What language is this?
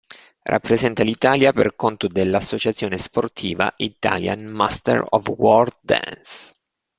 Italian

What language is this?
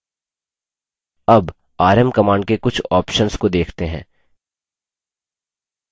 Hindi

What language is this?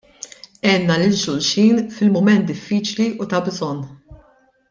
Maltese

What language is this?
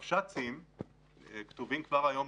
Hebrew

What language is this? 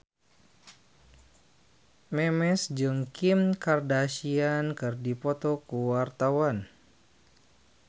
Sundanese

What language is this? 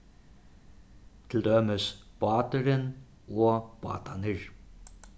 Faroese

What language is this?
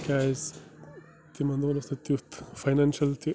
Kashmiri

